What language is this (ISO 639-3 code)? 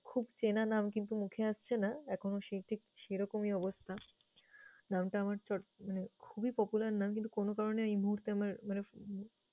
ben